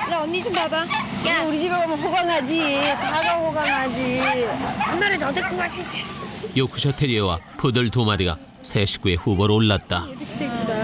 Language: Korean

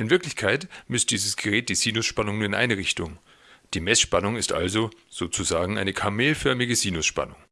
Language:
German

